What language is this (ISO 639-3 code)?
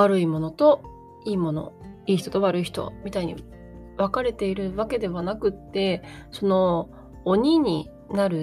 jpn